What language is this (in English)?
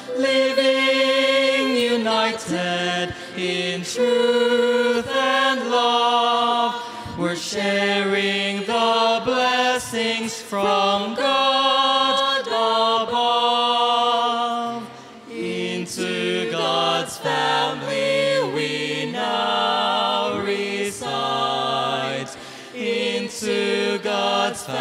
English